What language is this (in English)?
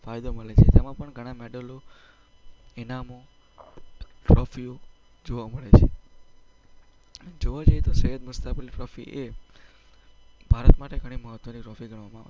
Gujarati